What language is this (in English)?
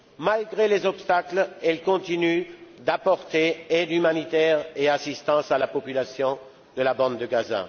French